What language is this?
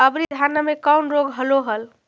Magahi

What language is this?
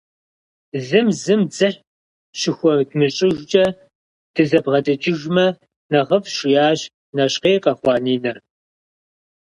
Kabardian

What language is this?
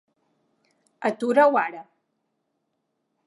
Catalan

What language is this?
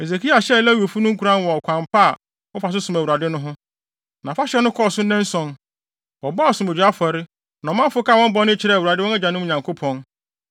Akan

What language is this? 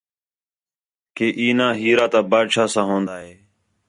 Khetrani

